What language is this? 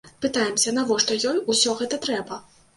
Belarusian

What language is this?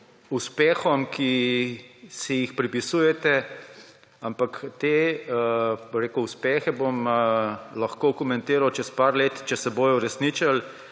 Slovenian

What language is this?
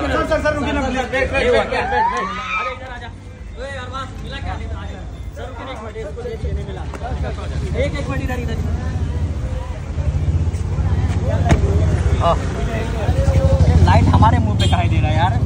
Romanian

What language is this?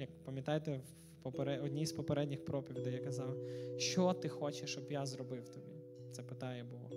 Ukrainian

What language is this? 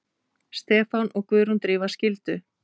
Icelandic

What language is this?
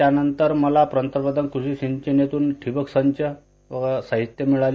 Marathi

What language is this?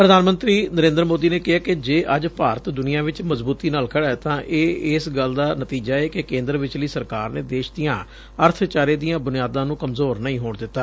Punjabi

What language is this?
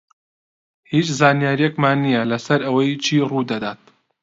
Central Kurdish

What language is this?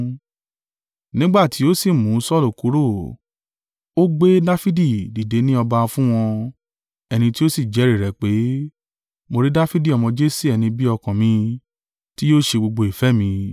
Yoruba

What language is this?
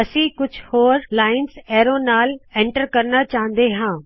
Punjabi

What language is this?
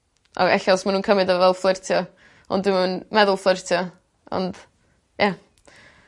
Welsh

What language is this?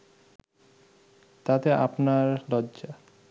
Bangla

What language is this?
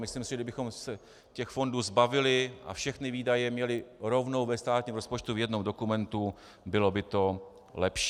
Czech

